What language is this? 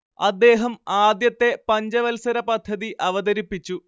Malayalam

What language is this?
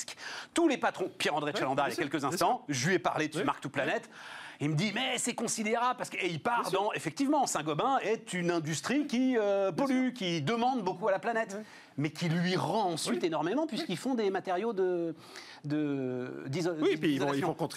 French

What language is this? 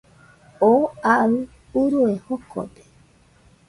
Nüpode Huitoto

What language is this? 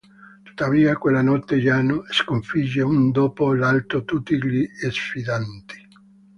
Italian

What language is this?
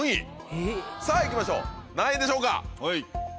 Japanese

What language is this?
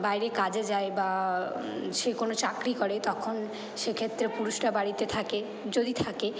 Bangla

